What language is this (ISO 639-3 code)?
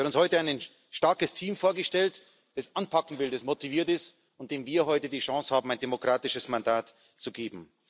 deu